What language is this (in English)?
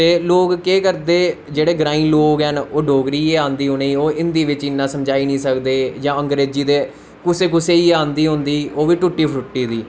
Dogri